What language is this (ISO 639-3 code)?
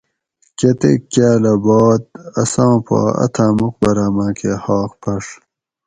gwc